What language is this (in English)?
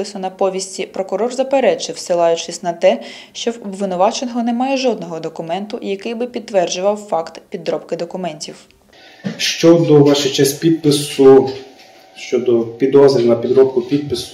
Ukrainian